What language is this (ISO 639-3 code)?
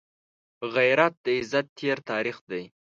pus